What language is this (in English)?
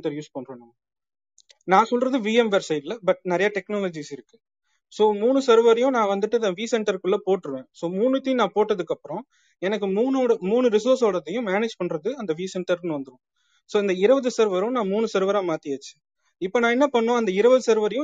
Tamil